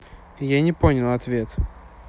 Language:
Russian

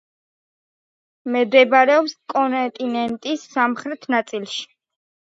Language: Georgian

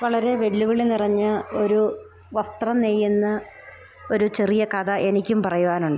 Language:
Malayalam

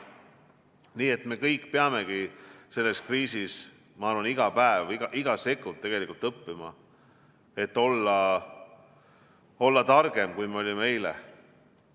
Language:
Estonian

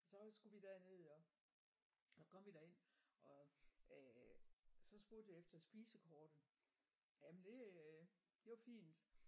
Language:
Danish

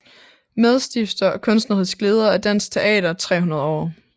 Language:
Danish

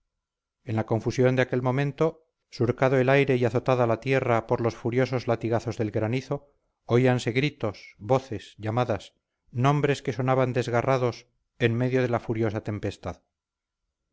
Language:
Spanish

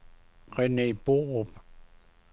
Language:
Danish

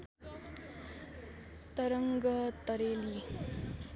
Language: Nepali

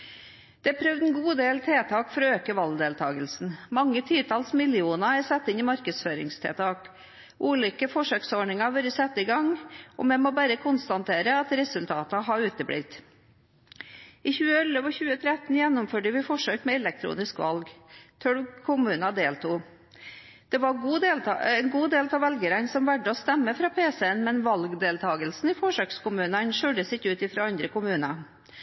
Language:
Norwegian Bokmål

